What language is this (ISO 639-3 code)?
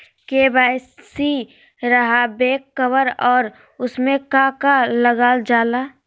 mag